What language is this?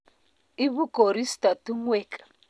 Kalenjin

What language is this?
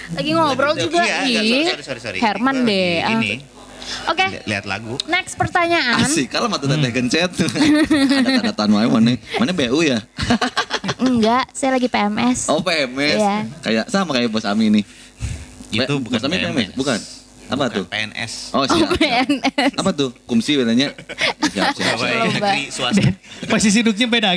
Indonesian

